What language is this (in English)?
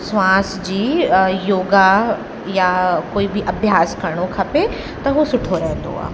Sindhi